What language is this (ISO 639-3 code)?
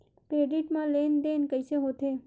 hne